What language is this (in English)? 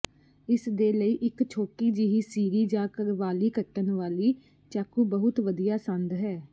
Punjabi